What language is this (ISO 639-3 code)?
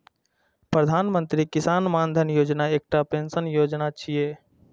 mai